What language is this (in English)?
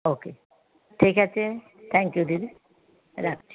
Bangla